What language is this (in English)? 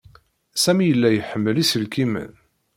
Kabyle